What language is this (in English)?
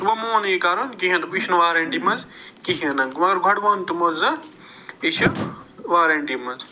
Kashmiri